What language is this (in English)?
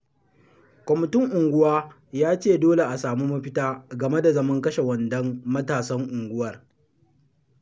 Hausa